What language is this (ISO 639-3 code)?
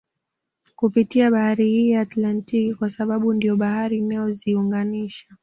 swa